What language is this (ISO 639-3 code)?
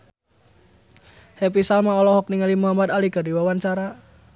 sun